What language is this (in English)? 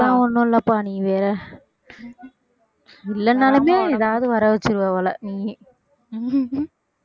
Tamil